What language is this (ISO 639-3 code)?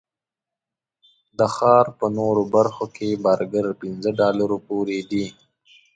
pus